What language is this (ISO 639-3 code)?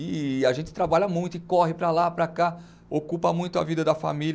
por